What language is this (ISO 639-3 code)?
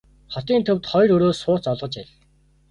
mon